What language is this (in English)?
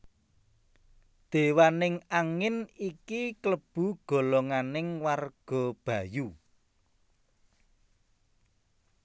Javanese